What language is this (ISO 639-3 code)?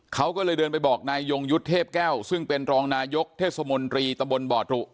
tha